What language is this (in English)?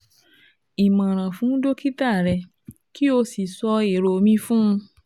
Yoruba